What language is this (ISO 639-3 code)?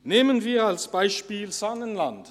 gsw